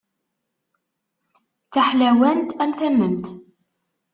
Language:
Kabyle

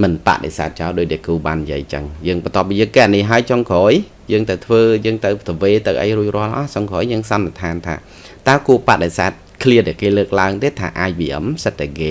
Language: Vietnamese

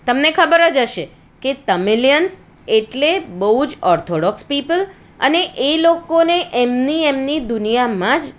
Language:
Gujarati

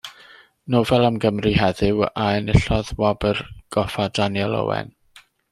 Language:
Welsh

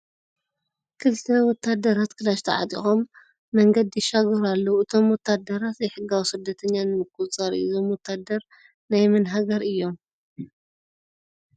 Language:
Tigrinya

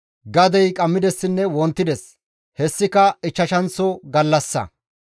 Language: Gamo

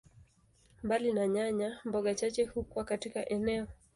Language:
Swahili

